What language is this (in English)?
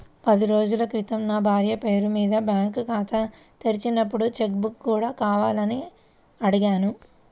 Telugu